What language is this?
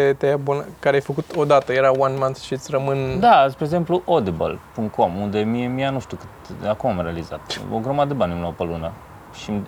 Romanian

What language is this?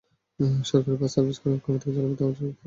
Bangla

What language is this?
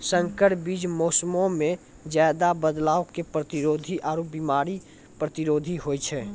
Maithili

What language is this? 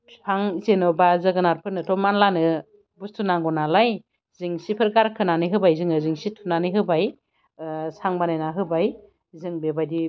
Bodo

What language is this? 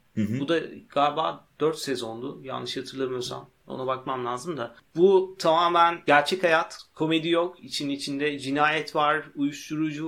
Turkish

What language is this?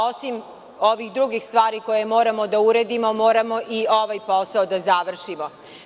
Serbian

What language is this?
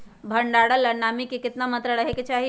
Magahi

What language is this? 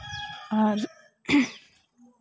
Santali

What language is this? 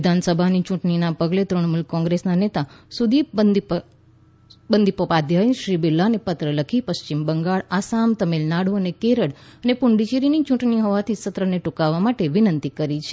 Gujarati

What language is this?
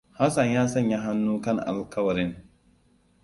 Hausa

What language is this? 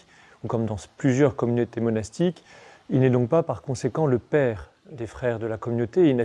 French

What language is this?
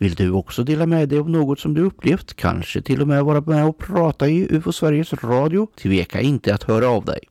Swedish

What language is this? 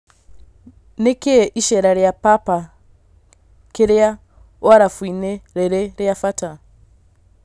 Kikuyu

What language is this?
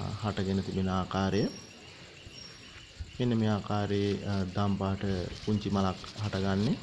Indonesian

